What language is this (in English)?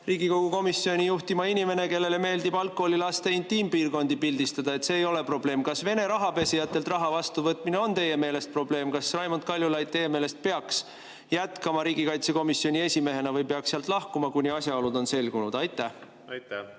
Estonian